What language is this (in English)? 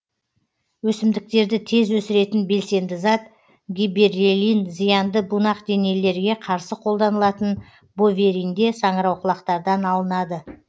Kazakh